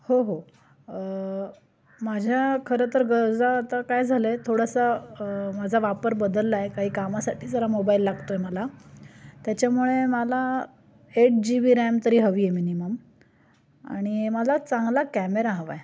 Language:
Marathi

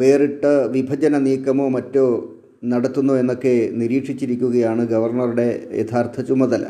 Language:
Malayalam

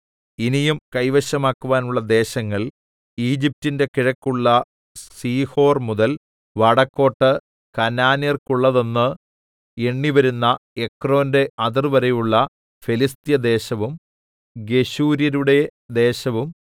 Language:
Malayalam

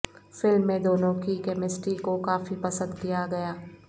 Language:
Urdu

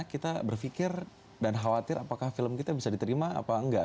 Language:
Indonesian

